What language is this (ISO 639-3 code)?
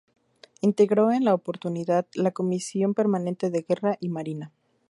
spa